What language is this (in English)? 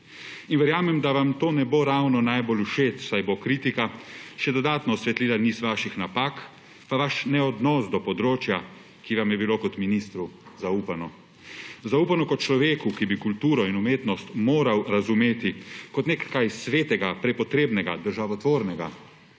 Slovenian